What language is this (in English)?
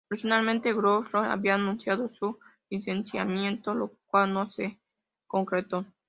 Spanish